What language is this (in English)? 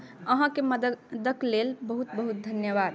Maithili